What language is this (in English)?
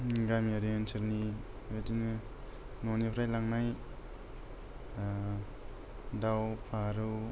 Bodo